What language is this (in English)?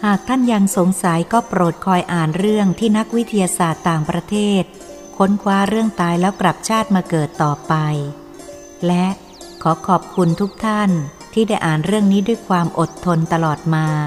Thai